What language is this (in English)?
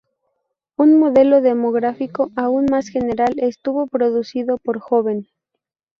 Spanish